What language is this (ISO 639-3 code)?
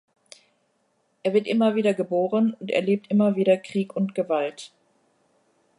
deu